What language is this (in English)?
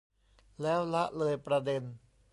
Thai